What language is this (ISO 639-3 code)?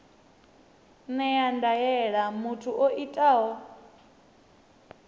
ven